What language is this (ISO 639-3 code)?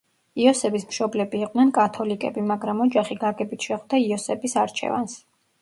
kat